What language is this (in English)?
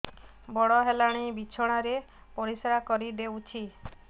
Odia